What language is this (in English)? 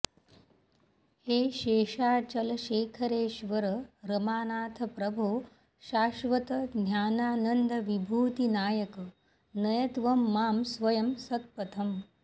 Sanskrit